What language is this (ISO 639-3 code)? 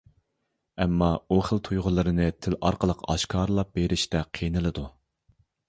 uig